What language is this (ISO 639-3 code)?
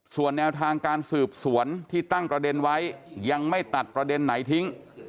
tha